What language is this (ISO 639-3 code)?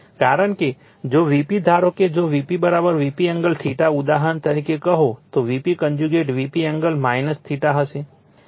guj